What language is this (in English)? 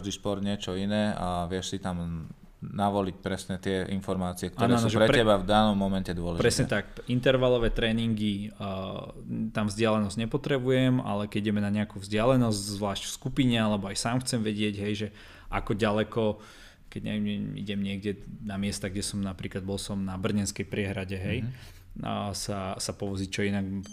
Slovak